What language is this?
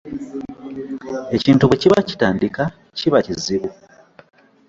Ganda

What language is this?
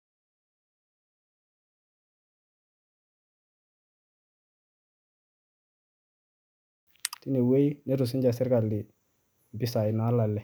Masai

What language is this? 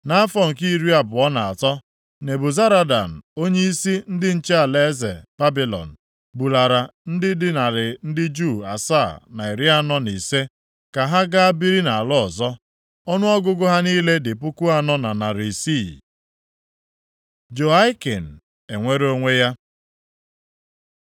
Igbo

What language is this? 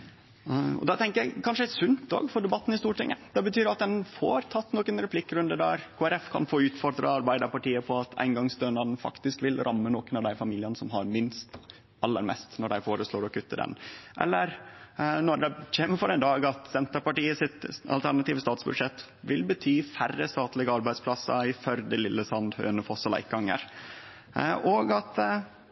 Norwegian Nynorsk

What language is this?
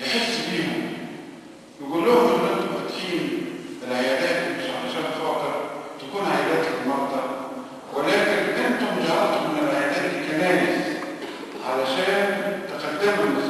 Arabic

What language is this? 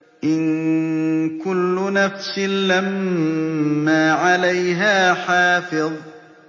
Arabic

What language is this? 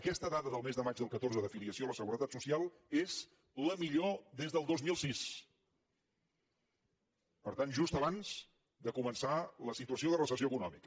Catalan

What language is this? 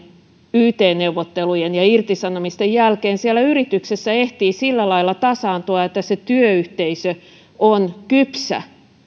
Finnish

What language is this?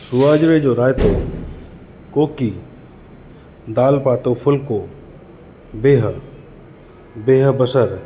Sindhi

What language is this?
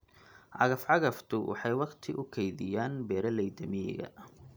Somali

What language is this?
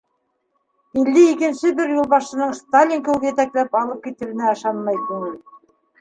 Bashkir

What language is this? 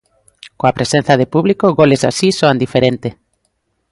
Galician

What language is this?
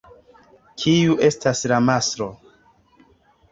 Esperanto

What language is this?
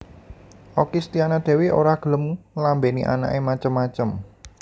Javanese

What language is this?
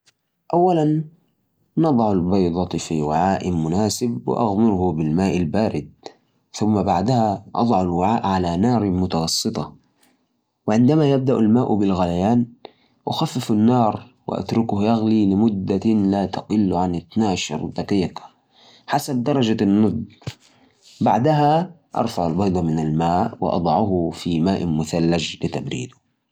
Najdi Arabic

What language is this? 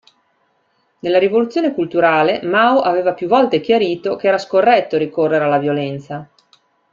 Italian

